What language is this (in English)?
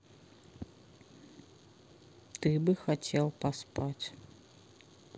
Russian